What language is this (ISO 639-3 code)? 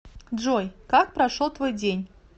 rus